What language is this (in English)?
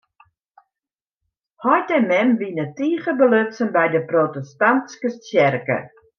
Western Frisian